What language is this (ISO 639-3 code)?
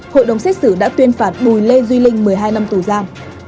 vie